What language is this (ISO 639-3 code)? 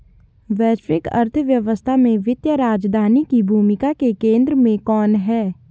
hin